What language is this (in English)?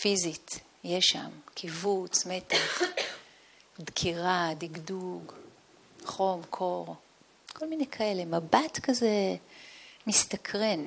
Hebrew